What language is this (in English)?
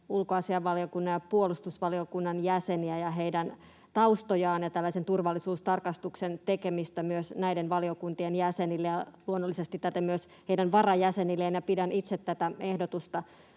Finnish